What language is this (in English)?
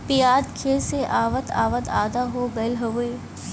Bhojpuri